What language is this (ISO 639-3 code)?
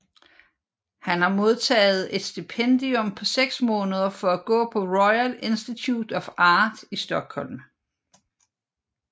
dan